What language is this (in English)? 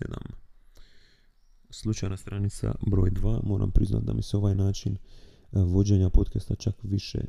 Croatian